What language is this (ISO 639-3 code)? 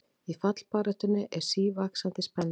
isl